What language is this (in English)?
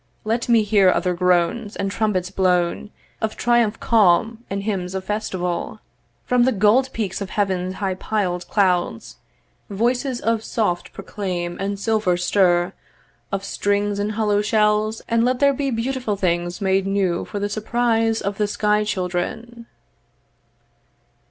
English